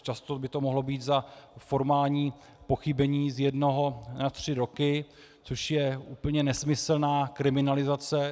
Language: Czech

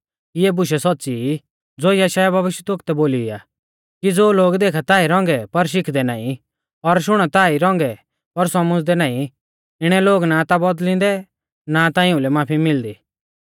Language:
Mahasu Pahari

